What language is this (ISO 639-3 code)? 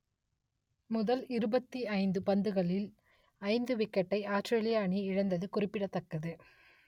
tam